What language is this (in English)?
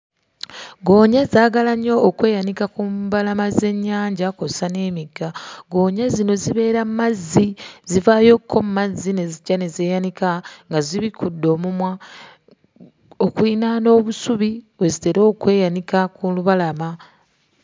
Ganda